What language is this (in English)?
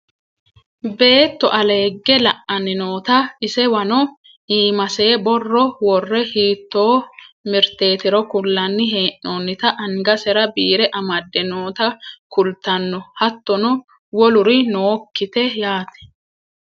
Sidamo